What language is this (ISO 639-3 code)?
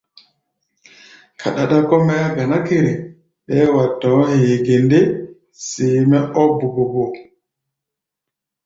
gba